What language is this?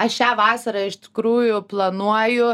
Lithuanian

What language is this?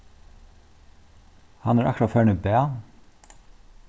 Faroese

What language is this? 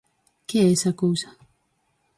Galician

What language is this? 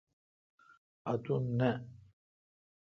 Kalkoti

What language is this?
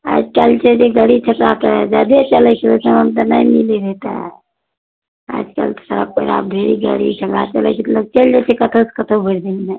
Maithili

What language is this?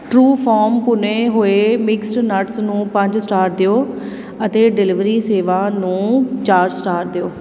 Punjabi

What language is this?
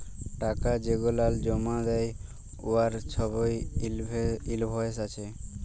Bangla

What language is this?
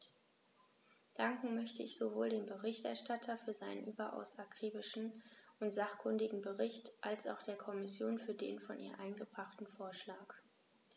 German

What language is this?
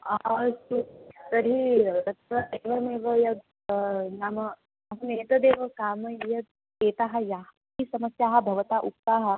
Sanskrit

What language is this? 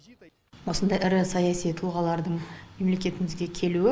Kazakh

